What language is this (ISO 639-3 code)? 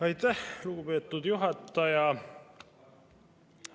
est